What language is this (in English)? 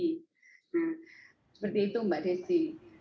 Indonesian